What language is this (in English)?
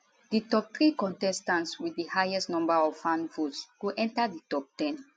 Nigerian Pidgin